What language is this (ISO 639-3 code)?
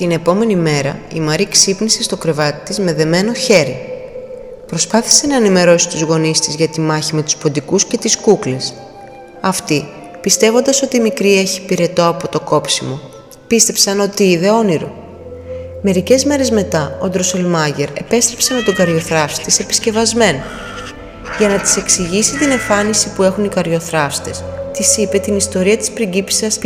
ell